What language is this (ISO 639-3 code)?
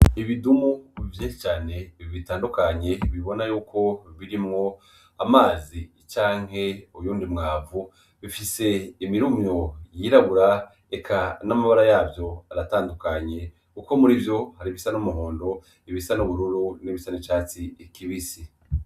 run